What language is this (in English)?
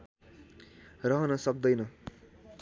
Nepali